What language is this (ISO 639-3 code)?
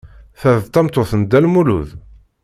kab